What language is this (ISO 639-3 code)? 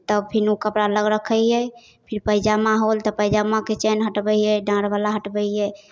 mai